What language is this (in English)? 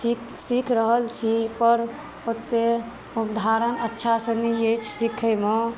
Maithili